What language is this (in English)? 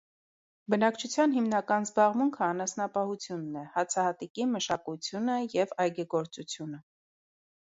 Armenian